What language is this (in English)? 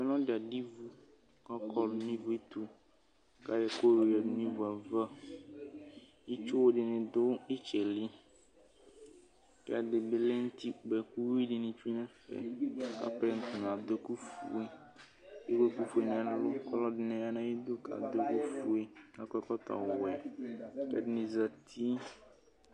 Ikposo